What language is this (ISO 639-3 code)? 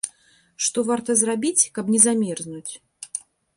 bel